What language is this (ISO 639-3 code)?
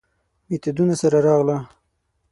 pus